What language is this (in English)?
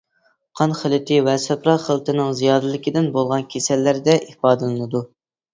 Uyghur